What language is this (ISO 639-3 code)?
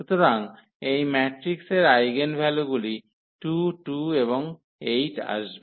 ben